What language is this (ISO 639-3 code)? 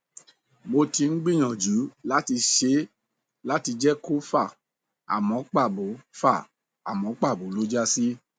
yor